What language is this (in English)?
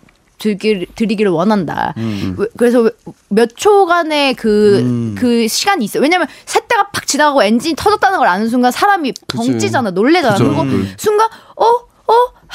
Korean